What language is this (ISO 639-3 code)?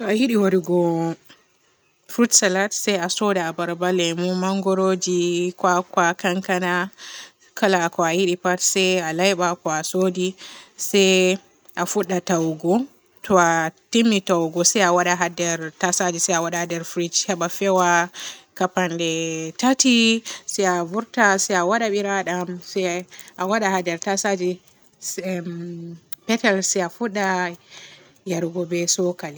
fue